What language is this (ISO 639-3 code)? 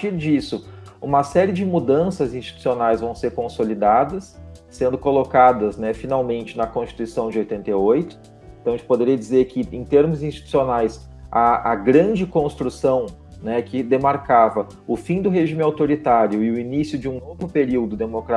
por